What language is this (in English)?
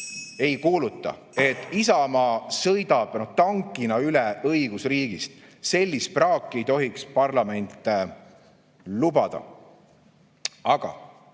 Estonian